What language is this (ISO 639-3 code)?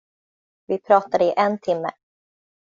swe